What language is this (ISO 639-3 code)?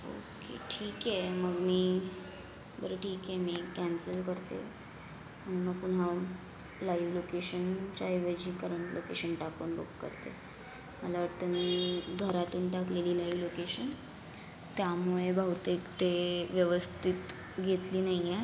mar